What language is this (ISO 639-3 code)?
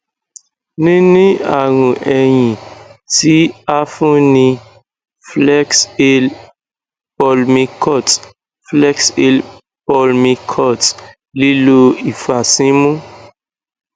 yor